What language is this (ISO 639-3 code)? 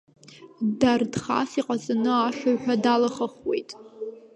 abk